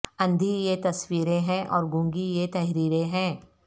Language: Urdu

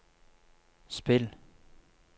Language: Norwegian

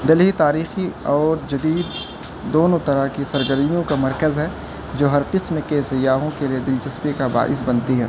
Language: Urdu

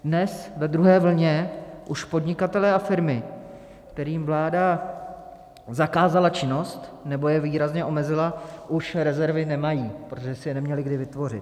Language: Czech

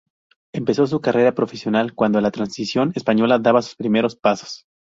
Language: Spanish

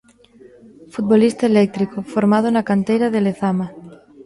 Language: Galician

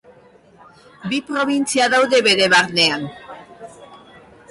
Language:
Basque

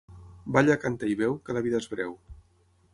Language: Catalan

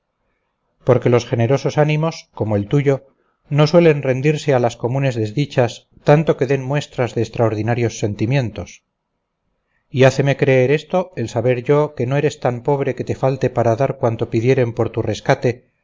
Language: Spanish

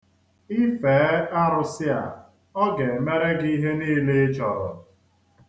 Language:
Igbo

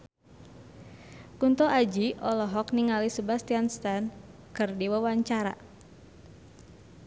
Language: Sundanese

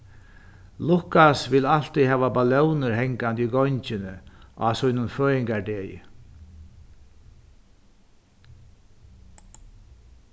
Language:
Faroese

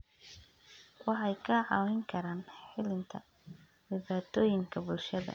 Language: Somali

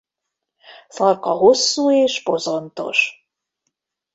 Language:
Hungarian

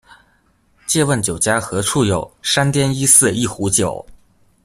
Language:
Chinese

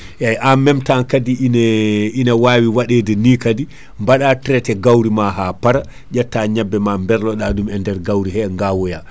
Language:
Fula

